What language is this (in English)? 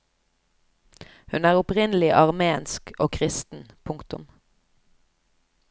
Norwegian